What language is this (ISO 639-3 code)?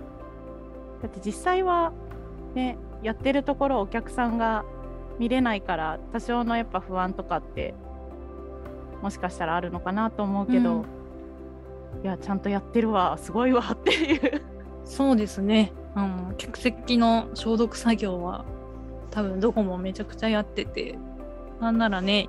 jpn